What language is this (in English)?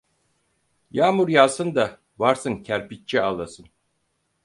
Turkish